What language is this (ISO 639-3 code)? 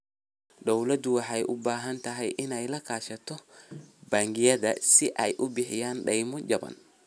som